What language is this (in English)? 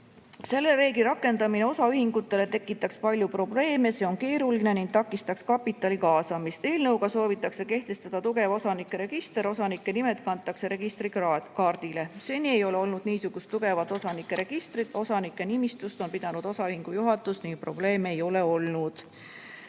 Estonian